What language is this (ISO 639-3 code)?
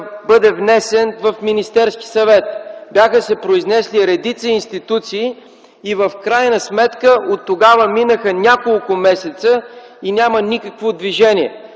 bul